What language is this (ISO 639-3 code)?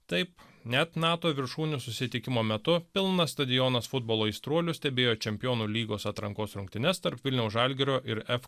lit